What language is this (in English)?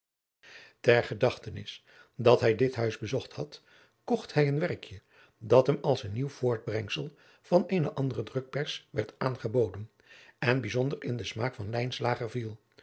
Dutch